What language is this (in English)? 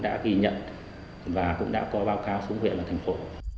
Vietnamese